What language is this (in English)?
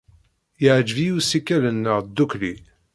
Kabyle